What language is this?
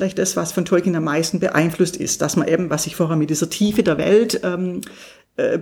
German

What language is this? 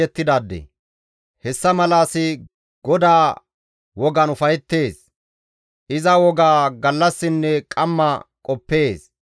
Gamo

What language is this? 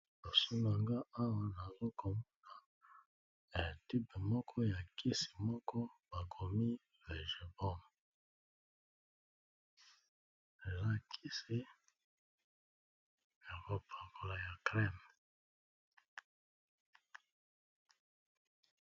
Lingala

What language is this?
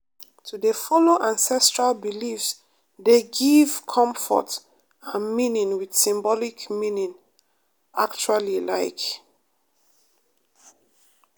Nigerian Pidgin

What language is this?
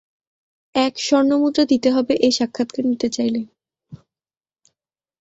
Bangla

